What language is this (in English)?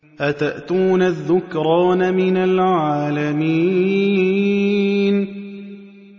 Arabic